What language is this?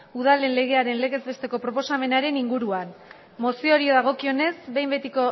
Basque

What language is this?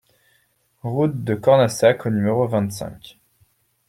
French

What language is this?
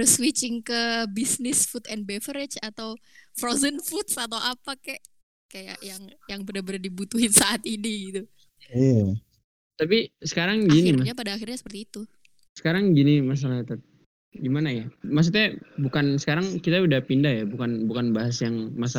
Indonesian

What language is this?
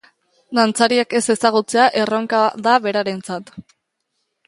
Basque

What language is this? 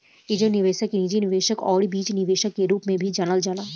Bhojpuri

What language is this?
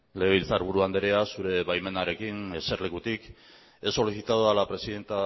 Basque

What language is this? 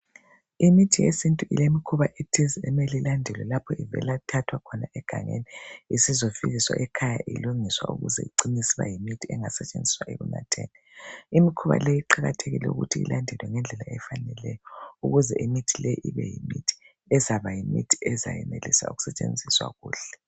North Ndebele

